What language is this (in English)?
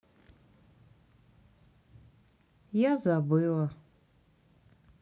Russian